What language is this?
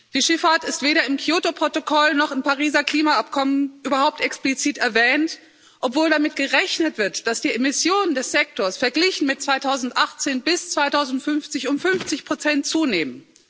German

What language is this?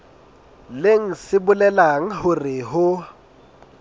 Southern Sotho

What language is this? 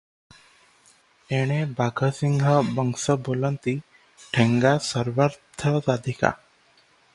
Odia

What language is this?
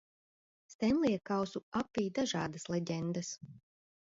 Latvian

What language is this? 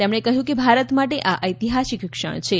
Gujarati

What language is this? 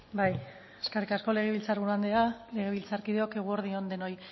Basque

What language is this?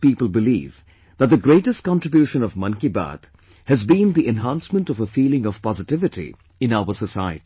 English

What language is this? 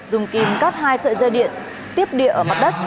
Vietnamese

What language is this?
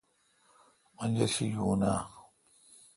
Kalkoti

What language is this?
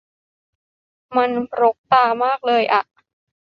Thai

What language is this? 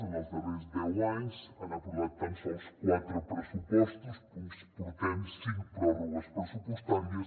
Catalan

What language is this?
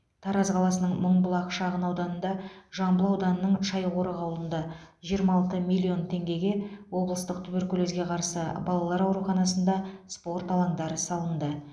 Kazakh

